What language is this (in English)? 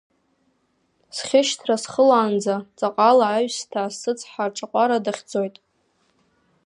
Abkhazian